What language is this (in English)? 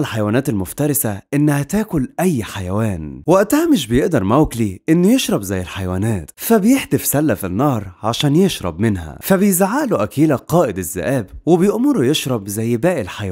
Arabic